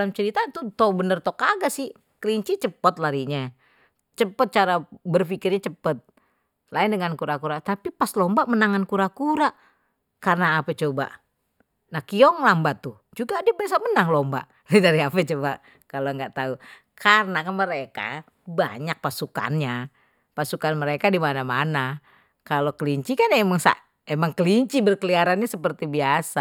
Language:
Betawi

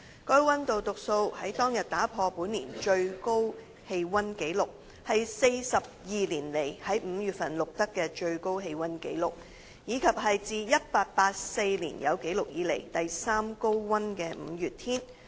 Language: Cantonese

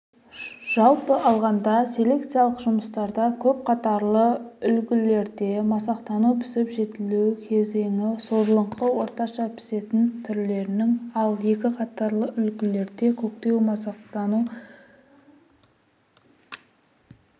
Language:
Kazakh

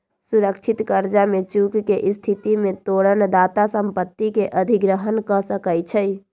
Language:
Magahi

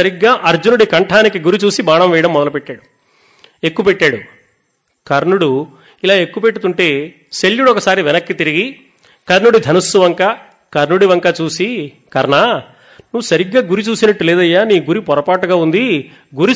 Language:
Telugu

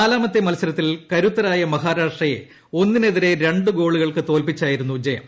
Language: Malayalam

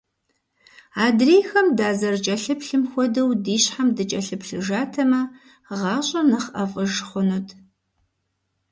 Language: Kabardian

